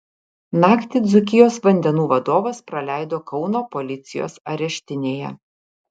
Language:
Lithuanian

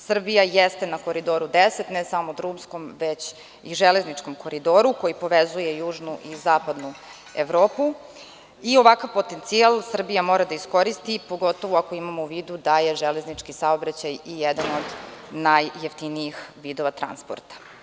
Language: Serbian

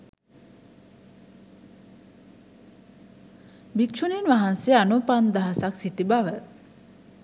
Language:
Sinhala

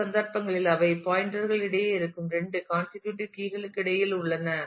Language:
Tamil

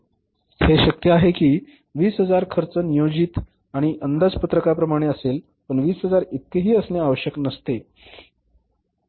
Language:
Marathi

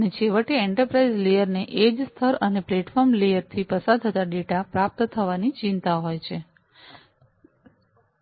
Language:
Gujarati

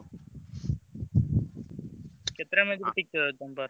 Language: Odia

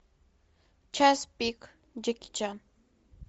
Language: Russian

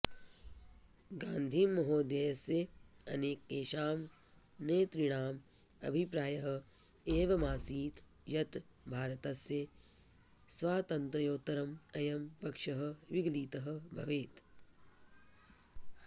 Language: Sanskrit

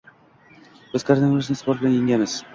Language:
Uzbek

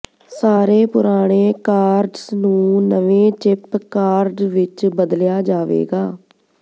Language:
Punjabi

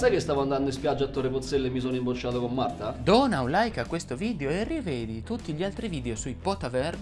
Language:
Italian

